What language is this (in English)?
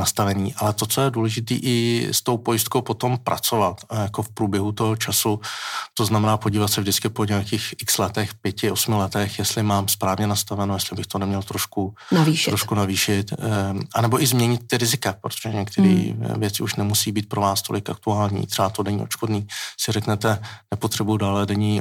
Czech